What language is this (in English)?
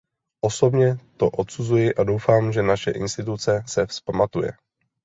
Czech